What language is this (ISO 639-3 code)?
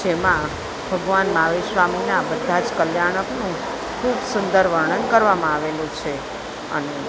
guj